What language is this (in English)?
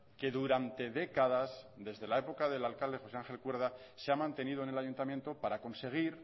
Spanish